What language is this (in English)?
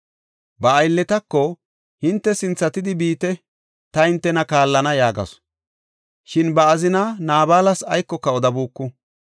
Gofa